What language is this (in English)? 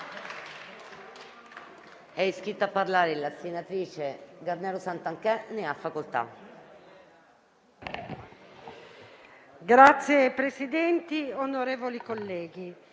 Italian